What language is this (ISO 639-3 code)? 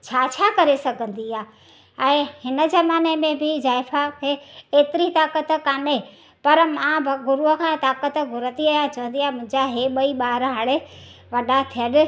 snd